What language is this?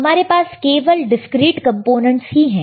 Hindi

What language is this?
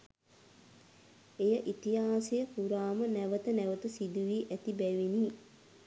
Sinhala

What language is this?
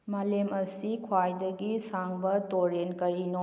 Manipuri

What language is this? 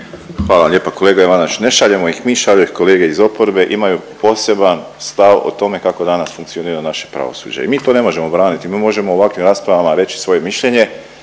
Croatian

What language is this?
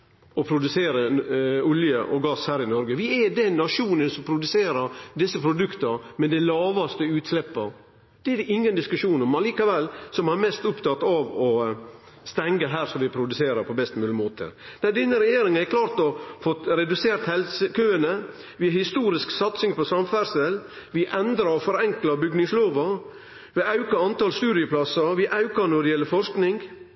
Norwegian Nynorsk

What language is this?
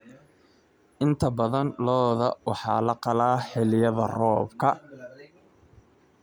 Somali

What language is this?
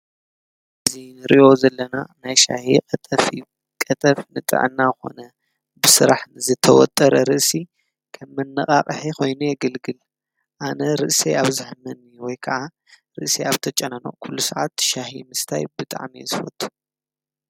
Tigrinya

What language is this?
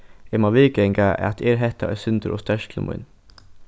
Faroese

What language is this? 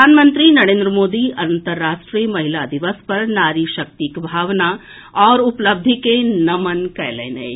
Maithili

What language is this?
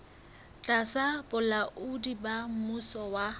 Southern Sotho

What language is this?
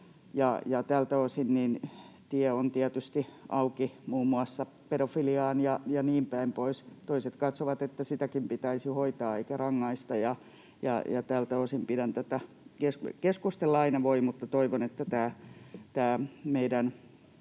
Finnish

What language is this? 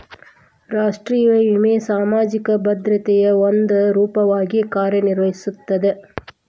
Kannada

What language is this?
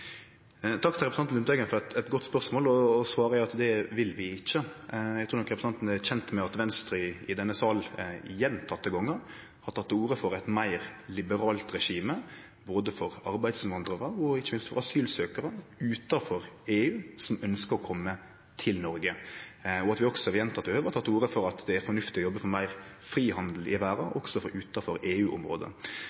Norwegian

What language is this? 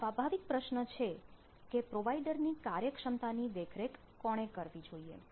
Gujarati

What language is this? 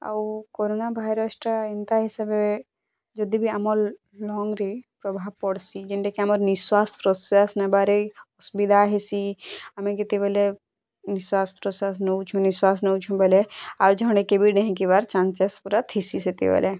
Odia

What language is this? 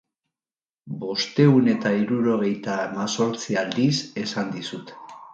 Basque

